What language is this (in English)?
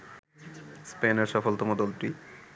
Bangla